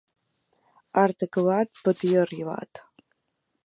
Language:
Catalan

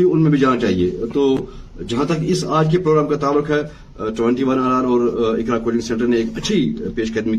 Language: Urdu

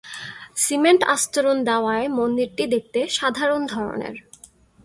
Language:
Bangla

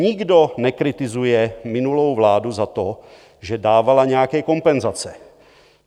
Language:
Czech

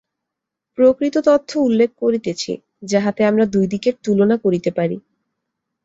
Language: Bangla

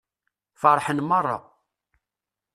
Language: Kabyle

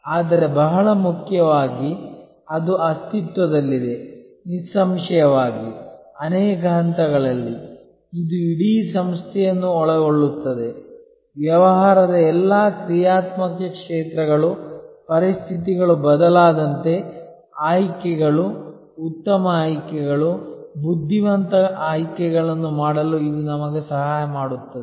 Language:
Kannada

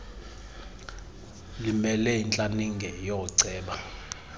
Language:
Xhosa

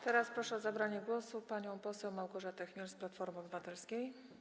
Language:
Polish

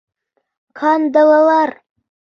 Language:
Bashkir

